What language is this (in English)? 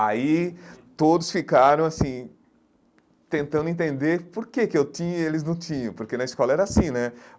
Portuguese